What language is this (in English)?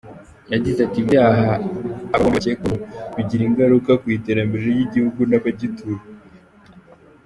Kinyarwanda